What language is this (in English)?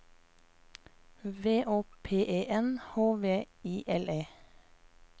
Norwegian